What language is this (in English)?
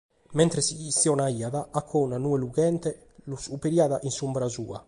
Sardinian